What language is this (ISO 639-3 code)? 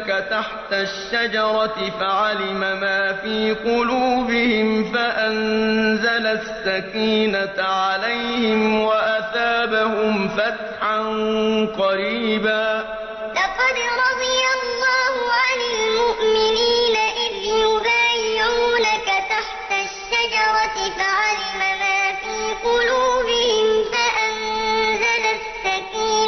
ara